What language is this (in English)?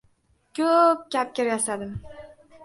Uzbek